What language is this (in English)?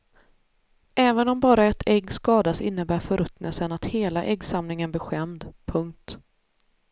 Swedish